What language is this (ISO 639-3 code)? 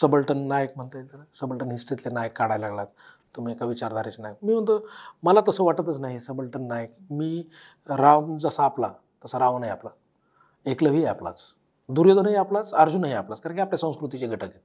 mar